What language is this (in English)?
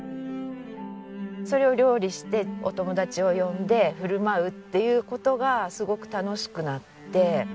Japanese